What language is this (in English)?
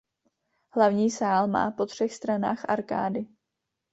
Czech